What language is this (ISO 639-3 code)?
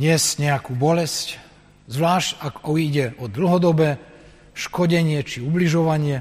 slk